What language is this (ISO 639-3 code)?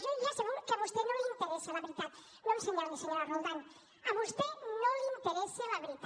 cat